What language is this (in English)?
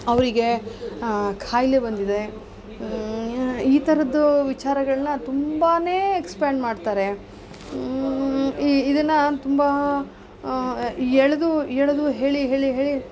Kannada